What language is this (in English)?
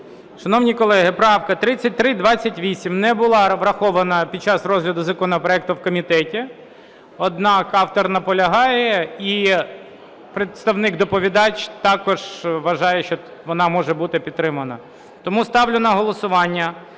Ukrainian